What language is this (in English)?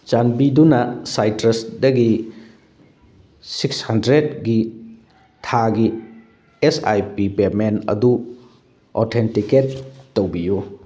Manipuri